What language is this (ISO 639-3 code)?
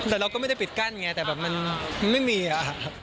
tha